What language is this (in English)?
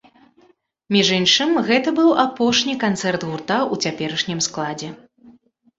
Belarusian